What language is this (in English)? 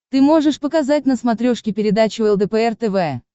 Russian